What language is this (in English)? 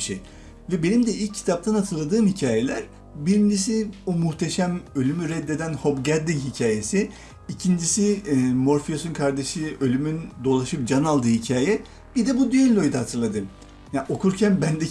Turkish